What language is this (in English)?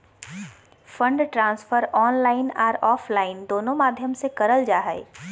Magahi